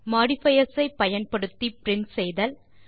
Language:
Tamil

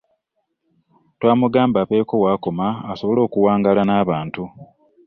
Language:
Ganda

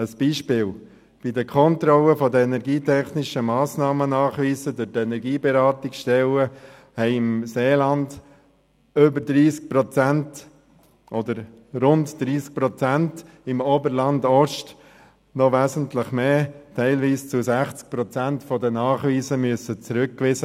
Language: Swiss German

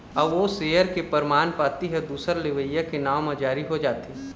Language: Chhattisgarhi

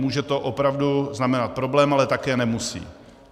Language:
Czech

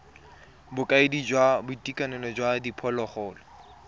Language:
Tswana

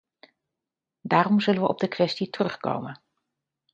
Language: Dutch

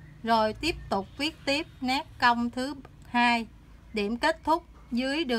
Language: Vietnamese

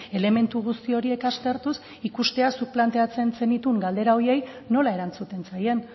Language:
Basque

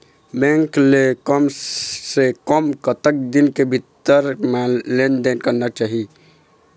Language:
Chhattisgarhi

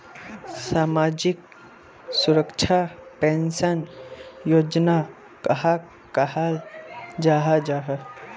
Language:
Magahi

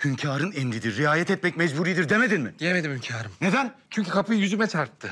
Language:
Turkish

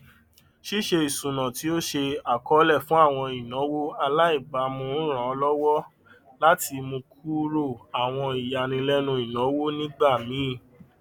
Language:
Yoruba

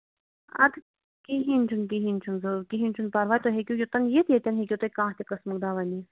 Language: Kashmiri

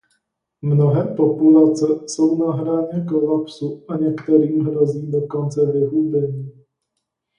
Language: Czech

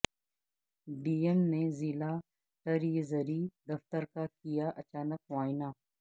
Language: Urdu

